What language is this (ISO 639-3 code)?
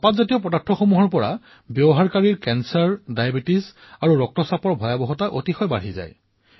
asm